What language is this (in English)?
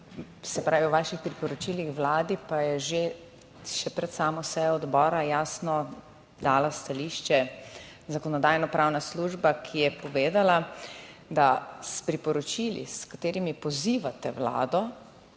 Slovenian